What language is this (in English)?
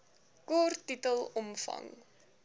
Afrikaans